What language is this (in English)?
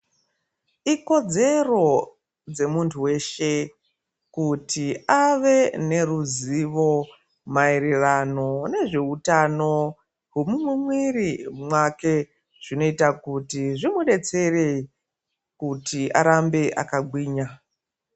Ndau